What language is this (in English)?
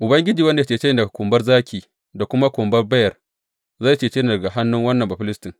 Hausa